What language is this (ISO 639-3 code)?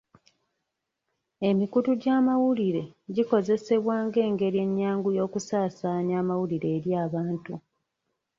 lug